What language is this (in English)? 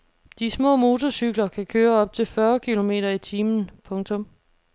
Danish